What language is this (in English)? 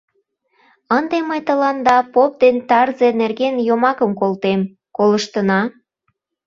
Mari